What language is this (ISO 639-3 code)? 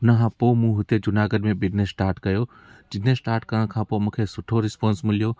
snd